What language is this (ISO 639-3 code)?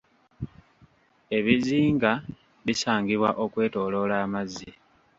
lug